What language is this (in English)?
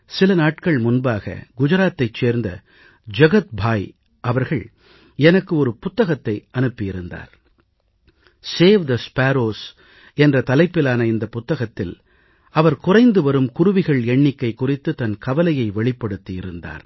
Tamil